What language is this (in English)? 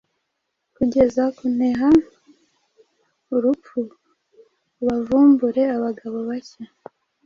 Kinyarwanda